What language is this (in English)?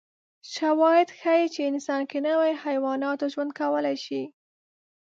Pashto